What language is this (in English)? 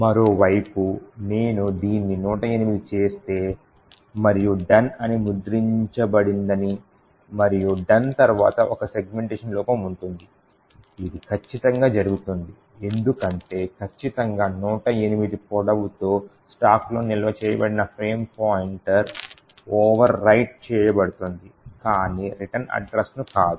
Telugu